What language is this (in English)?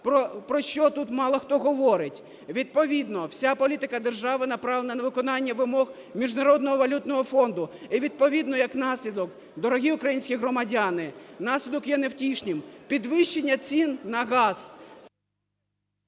Ukrainian